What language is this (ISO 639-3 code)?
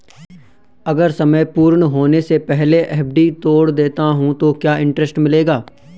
hin